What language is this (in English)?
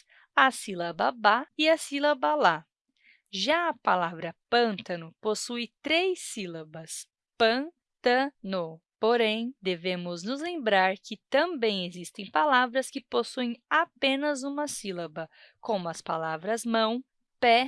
Portuguese